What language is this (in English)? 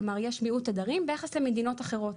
Hebrew